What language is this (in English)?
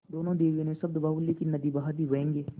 Hindi